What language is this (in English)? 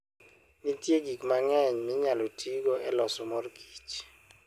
Luo (Kenya and Tanzania)